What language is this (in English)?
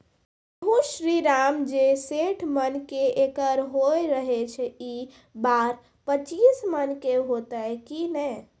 Maithili